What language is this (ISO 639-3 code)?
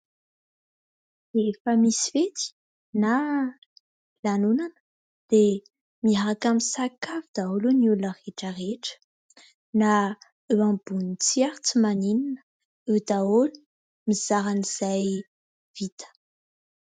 mlg